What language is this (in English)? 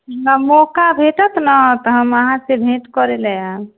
Maithili